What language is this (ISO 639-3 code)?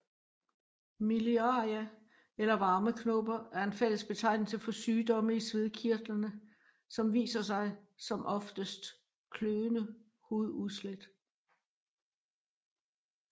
dan